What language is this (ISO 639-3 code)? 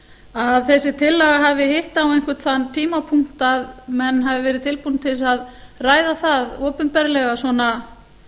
isl